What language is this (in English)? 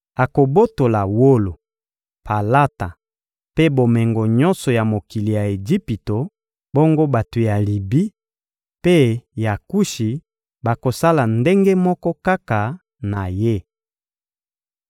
Lingala